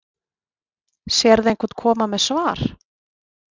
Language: Icelandic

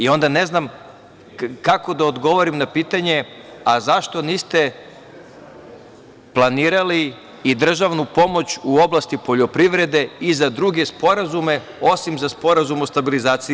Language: Serbian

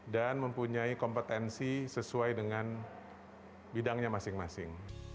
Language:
Indonesian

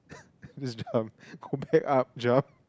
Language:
English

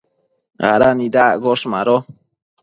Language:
Matsés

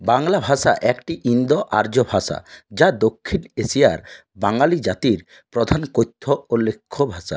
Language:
Bangla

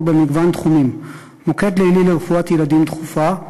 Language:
Hebrew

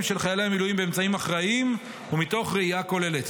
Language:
Hebrew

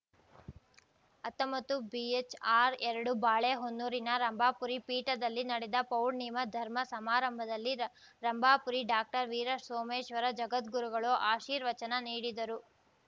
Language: Kannada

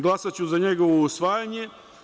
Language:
Serbian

